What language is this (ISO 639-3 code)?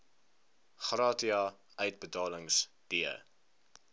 afr